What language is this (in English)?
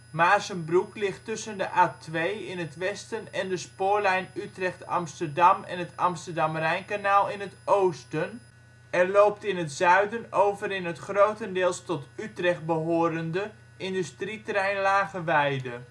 Dutch